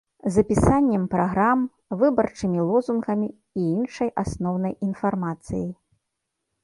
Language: Belarusian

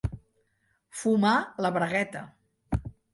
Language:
Catalan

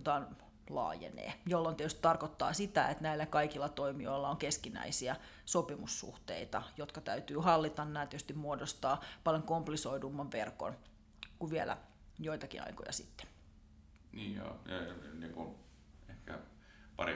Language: Finnish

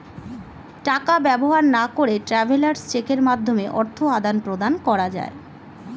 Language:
Bangla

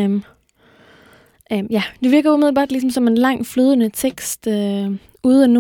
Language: Danish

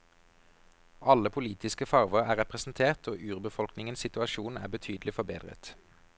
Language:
Norwegian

